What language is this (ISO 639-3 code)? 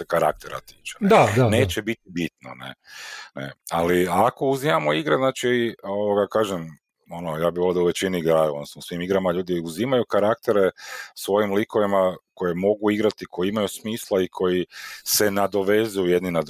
hrv